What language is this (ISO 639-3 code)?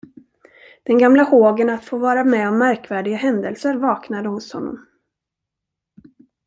swe